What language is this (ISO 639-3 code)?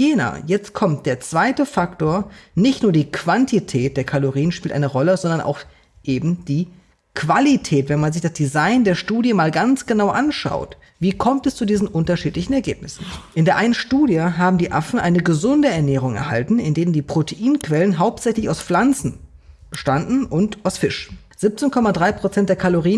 deu